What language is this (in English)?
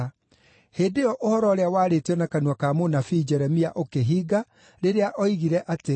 Kikuyu